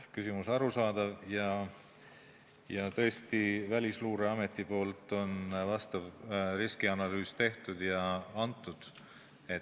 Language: Estonian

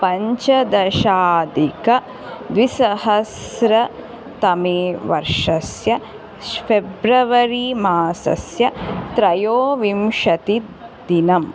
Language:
Sanskrit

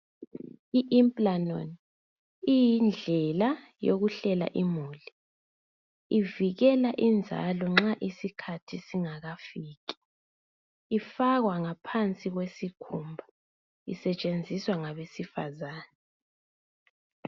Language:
North Ndebele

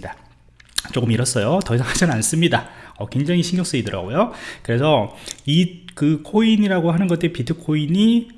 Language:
Korean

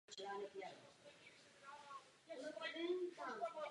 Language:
Czech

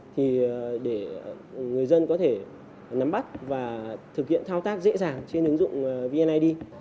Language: Vietnamese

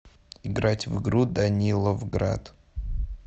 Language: Russian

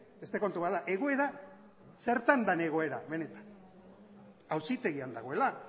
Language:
Basque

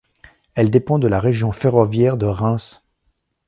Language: French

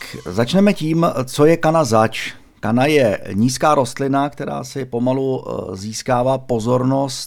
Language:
Czech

